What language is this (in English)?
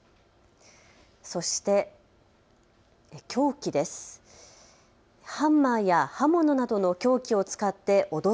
Japanese